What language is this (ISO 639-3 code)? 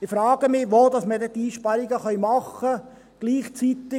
gsw